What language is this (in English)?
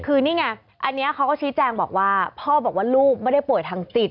Thai